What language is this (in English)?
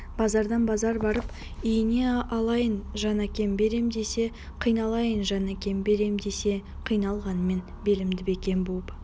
Kazakh